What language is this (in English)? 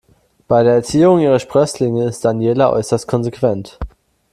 German